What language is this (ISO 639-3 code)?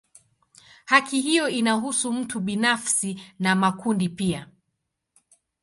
swa